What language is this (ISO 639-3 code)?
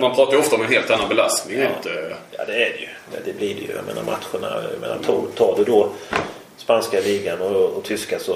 swe